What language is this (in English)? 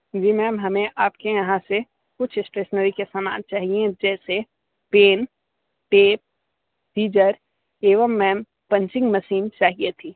Hindi